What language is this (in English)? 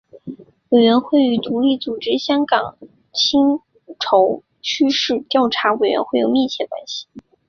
Chinese